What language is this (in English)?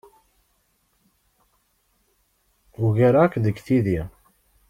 Kabyle